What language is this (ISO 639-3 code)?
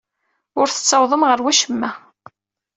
kab